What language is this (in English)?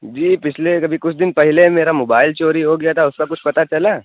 Urdu